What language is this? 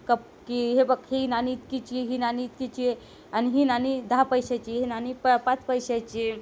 Marathi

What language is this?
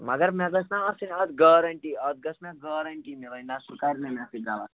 Kashmiri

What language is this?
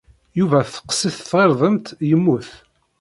Kabyle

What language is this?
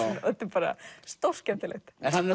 Icelandic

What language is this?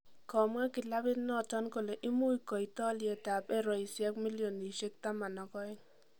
Kalenjin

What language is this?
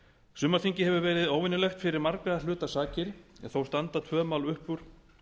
Icelandic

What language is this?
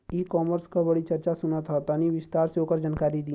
Bhojpuri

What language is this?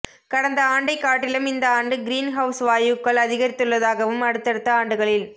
Tamil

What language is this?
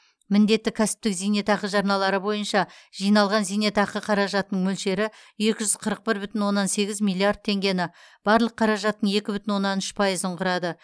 Kazakh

